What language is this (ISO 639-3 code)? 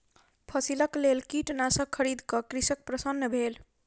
mai